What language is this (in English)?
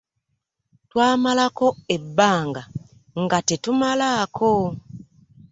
Ganda